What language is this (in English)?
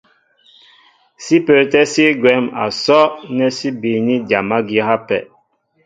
Mbo (Cameroon)